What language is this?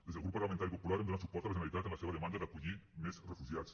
Catalan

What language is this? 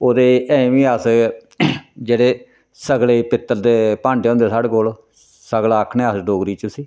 Dogri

